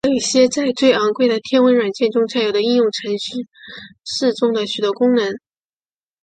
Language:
Chinese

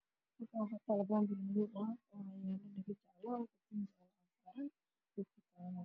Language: Somali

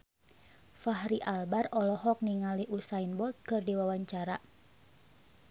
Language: Sundanese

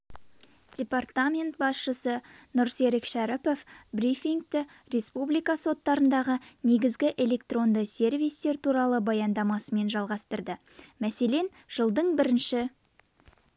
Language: Kazakh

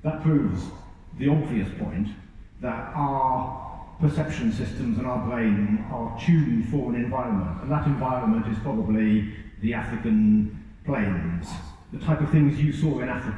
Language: English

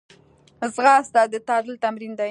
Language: Pashto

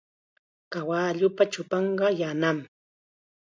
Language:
Chiquián Ancash Quechua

